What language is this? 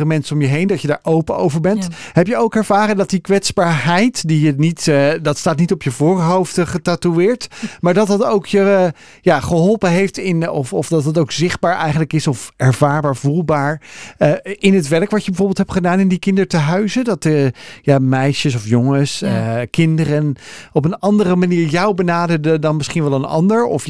Dutch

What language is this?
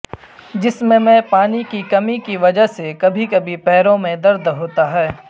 Urdu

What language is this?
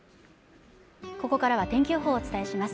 Japanese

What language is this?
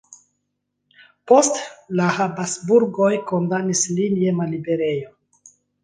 Esperanto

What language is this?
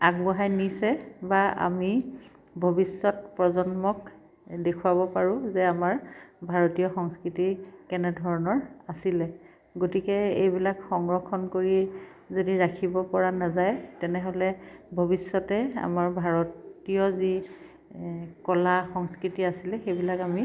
Assamese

